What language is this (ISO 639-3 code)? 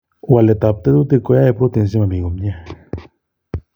kln